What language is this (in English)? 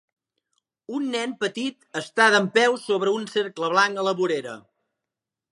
Catalan